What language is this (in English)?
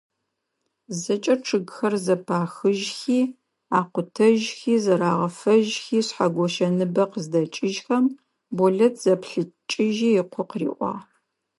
Adyghe